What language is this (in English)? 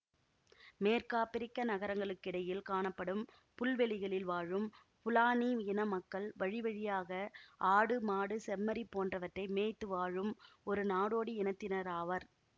Tamil